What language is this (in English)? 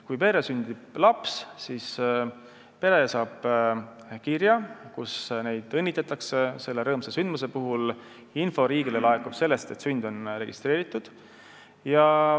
Estonian